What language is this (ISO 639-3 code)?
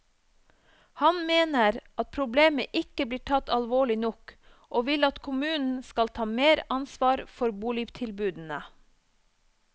nor